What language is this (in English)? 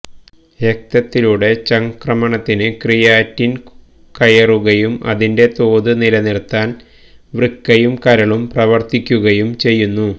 Malayalam